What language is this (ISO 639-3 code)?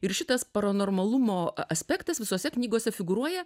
lit